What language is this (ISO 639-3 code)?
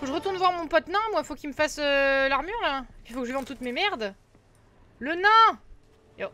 fra